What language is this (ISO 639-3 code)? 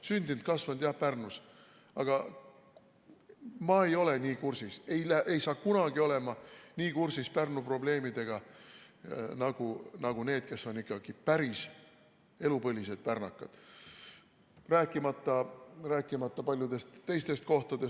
est